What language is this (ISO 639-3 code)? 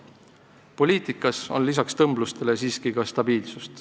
est